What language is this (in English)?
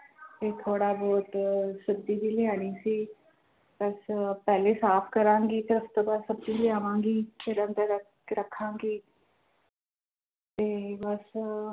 Punjabi